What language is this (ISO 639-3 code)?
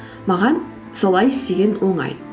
kaz